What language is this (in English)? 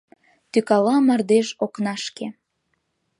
Mari